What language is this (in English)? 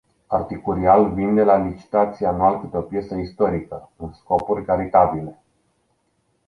Romanian